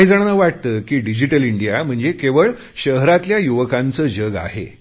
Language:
Marathi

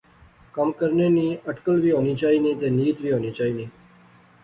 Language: Pahari-Potwari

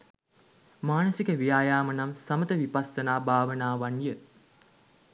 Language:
Sinhala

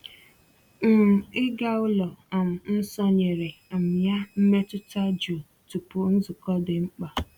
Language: Igbo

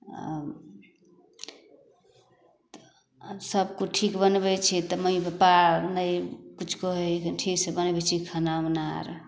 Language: Maithili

